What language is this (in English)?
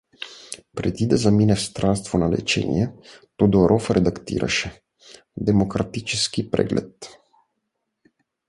Bulgarian